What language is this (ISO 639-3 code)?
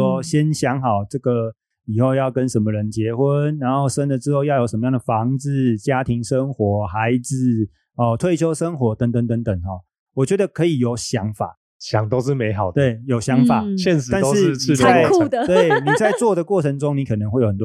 zho